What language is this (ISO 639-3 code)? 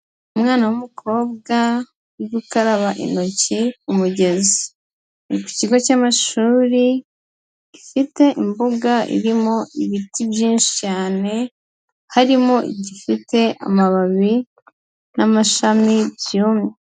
kin